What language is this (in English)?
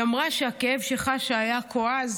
Hebrew